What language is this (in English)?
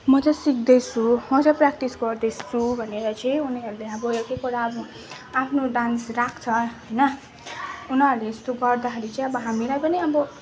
Nepali